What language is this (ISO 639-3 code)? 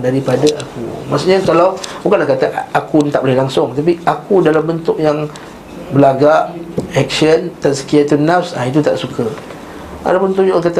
msa